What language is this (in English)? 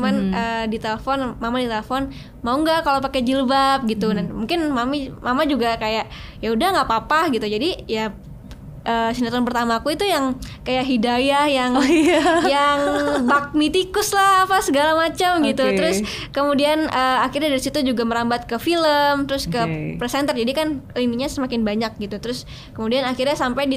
Indonesian